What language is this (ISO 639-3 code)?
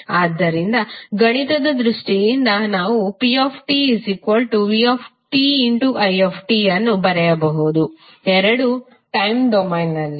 kan